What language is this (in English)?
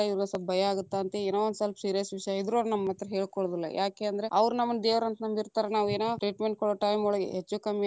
Kannada